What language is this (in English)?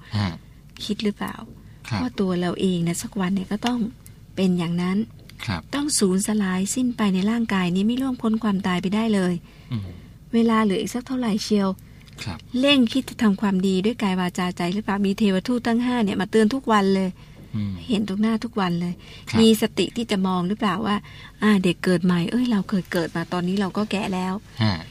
Thai